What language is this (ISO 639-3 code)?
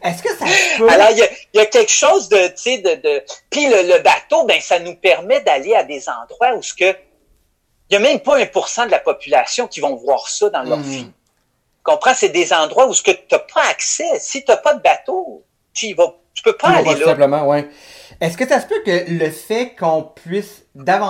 fra